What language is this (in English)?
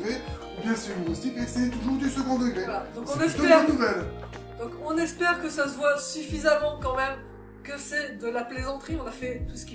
French